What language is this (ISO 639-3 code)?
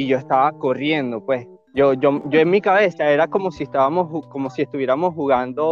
spa